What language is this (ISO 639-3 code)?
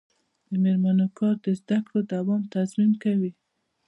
pus